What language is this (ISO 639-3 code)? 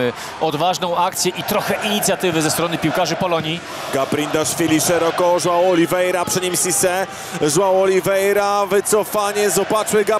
pol